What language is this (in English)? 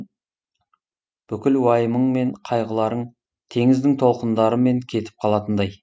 Kazakh